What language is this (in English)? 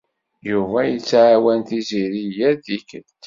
Kabyle